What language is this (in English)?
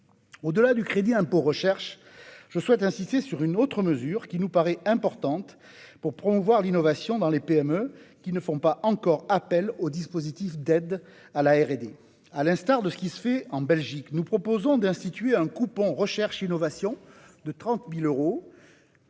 French